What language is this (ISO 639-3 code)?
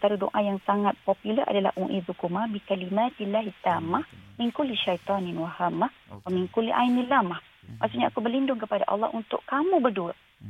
msa